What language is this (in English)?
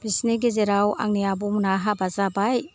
Bodo